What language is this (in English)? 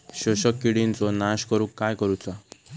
Marathi